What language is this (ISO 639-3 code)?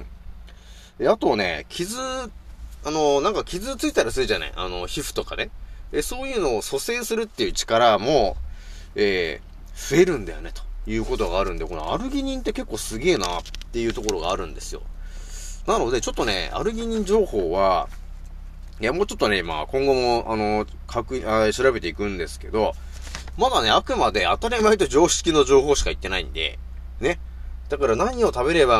jpn